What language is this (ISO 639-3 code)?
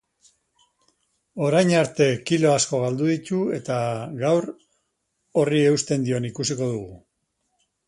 eus